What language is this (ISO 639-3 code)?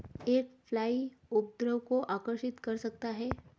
hin